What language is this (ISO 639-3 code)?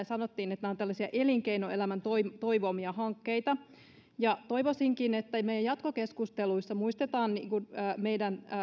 fin